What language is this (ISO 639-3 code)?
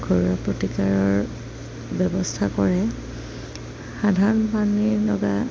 asm